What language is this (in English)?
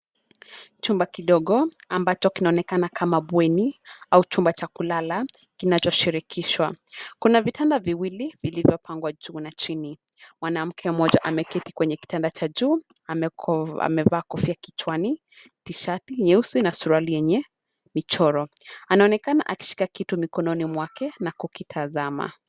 Swahili